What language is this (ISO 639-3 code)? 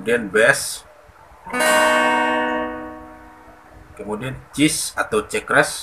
ind